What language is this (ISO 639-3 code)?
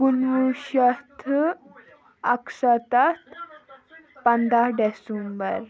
kas